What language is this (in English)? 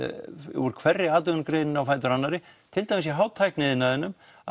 Icelandic